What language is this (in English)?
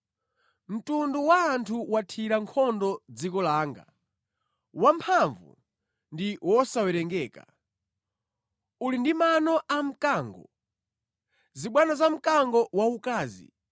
Nyanja